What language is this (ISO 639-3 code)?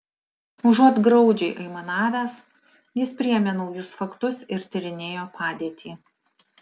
lit